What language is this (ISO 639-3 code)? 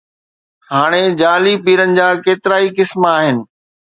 snd